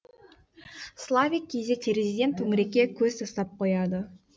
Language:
Kazakh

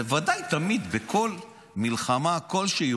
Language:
Hebrew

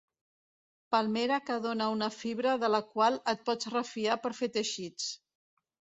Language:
Catalan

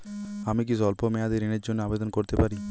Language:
Bangla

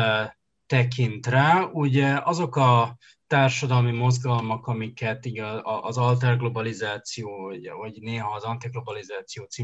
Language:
Hungarian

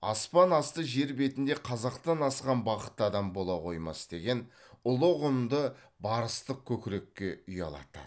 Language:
Kazakh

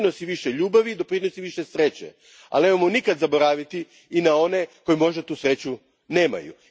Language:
Croatian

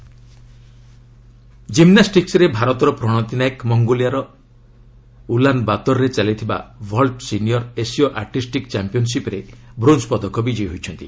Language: Odia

